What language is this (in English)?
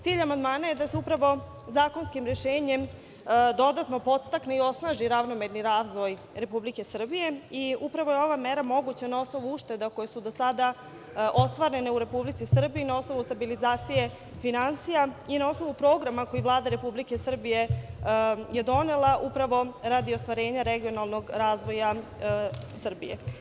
Serbian